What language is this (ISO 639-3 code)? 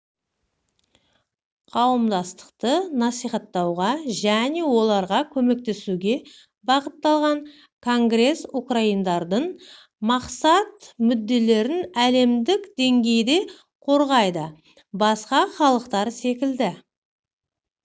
kaz